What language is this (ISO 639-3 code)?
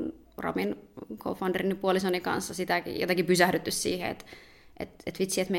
fin